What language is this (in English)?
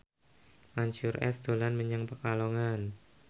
Javanese